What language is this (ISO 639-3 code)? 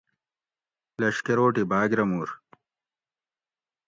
gwc